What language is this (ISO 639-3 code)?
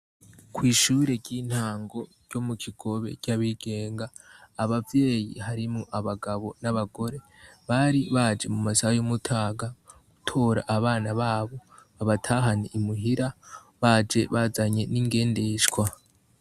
run